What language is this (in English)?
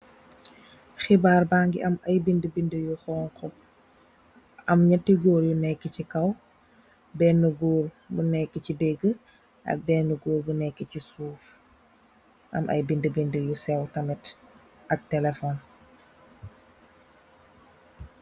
Wolof